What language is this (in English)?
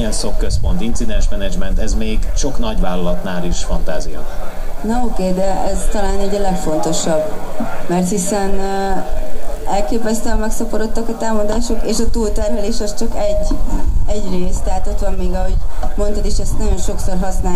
Hungarian